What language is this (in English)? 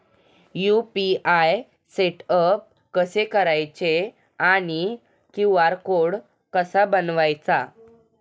Marathi